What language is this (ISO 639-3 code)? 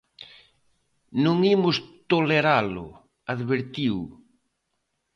glg